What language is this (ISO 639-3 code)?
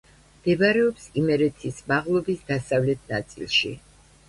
kat